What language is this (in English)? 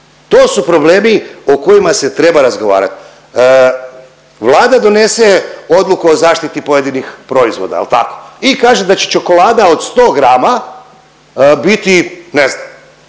Croatian